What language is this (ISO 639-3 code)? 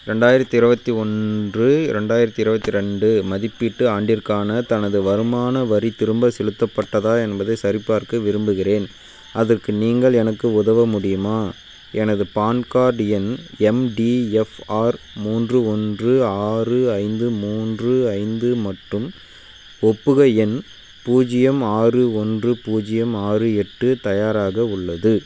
tam